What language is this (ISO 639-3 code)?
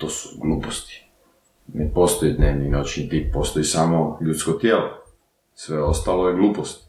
hrv